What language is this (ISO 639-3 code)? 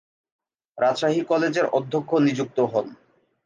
ben